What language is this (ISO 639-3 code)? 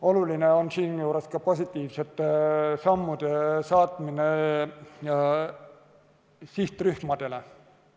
est